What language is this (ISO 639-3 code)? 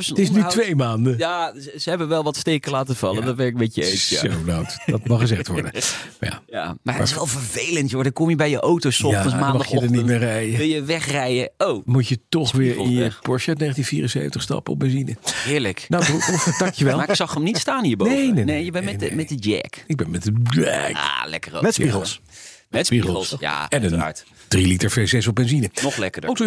nld